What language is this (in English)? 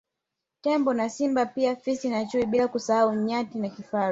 Swahili